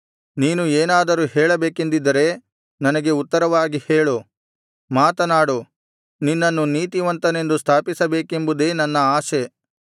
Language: Kannada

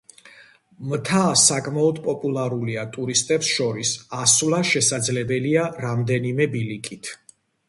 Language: Georgian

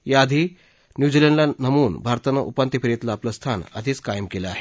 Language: Marathi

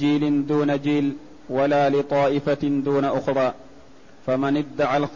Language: Arabic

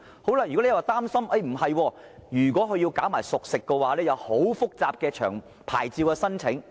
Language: Cantonese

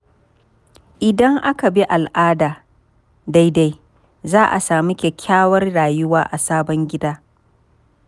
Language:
Hausa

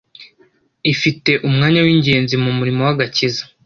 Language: Kinyarwanda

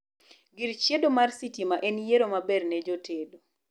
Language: Luo (Kenya and Tanzania)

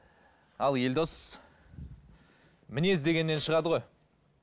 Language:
Kazakh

